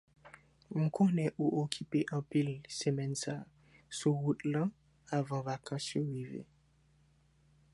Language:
Haitian Creole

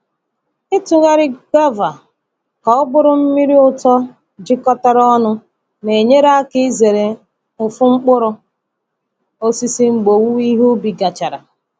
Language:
Igbo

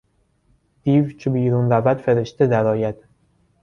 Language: Persian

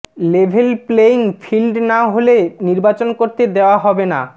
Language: Bangla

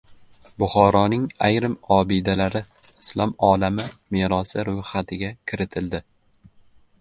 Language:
Uzbek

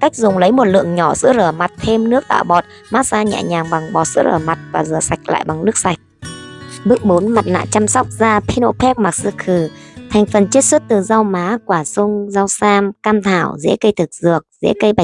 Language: Vietnamese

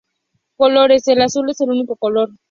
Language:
Spanish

